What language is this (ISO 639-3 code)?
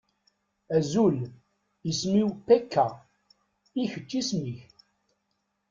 kab